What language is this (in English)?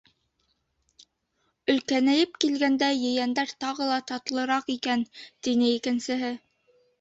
Bashkir